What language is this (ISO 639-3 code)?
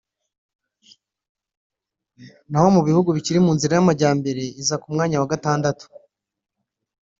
kin